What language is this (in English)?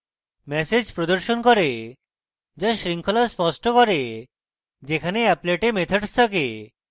Bangla